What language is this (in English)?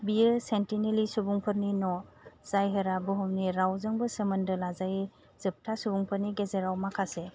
Bodo